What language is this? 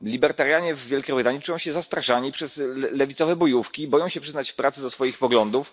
Polish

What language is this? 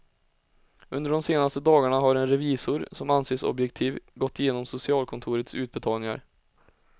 Swedish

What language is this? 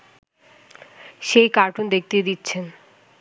Bangla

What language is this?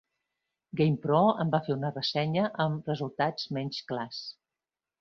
Catalan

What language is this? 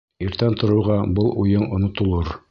Bashkir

